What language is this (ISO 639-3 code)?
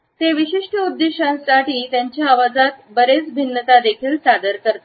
mar